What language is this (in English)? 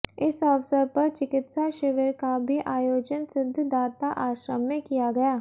Hindi